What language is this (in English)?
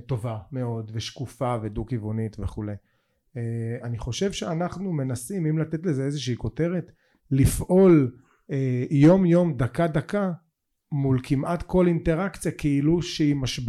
Hebrew